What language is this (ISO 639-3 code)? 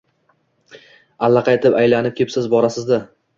uzb